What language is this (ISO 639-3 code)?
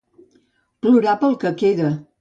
cat